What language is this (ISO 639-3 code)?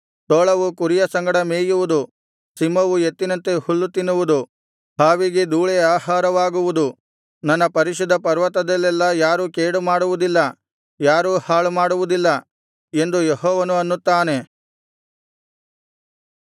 kan